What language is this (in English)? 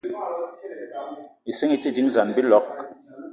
Eton (Cameroon)